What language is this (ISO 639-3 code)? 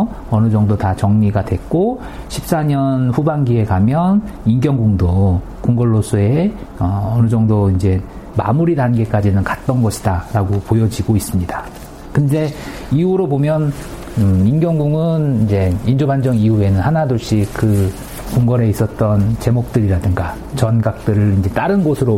kor